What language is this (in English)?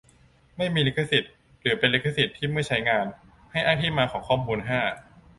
Thai